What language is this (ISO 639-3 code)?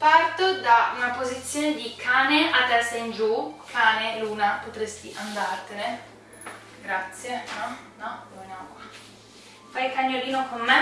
ita